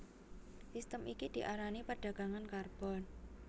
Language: Javanese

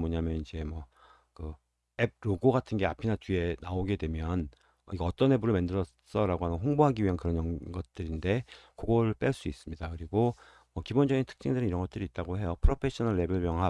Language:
Korean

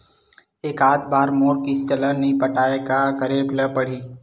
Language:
Chhattisgarhi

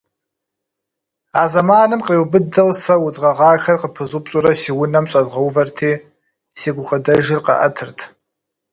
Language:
Kabardian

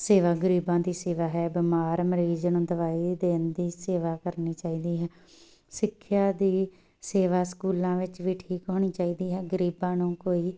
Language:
Punjabi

